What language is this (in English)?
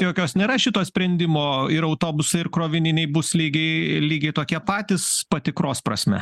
Lithuanian